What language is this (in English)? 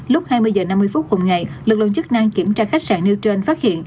Vietnamese